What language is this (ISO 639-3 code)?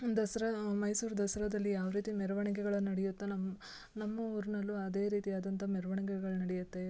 kan